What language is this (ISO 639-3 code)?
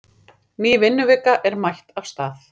isl